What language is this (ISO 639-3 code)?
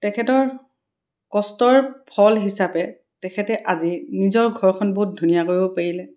asm